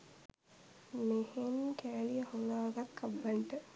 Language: Sinhala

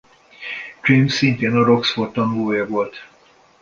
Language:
Hungarian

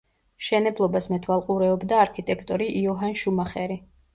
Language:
Georgian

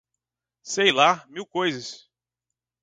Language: Portuguese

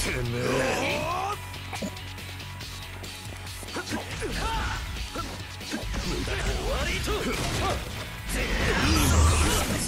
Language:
Japanese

